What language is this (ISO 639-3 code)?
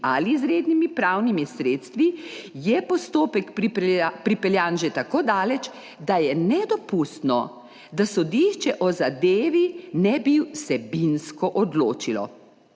slv